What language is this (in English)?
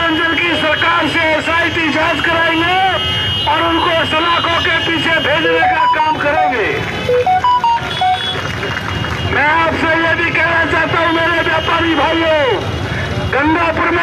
Arabic